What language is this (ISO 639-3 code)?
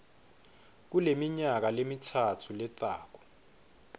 ssw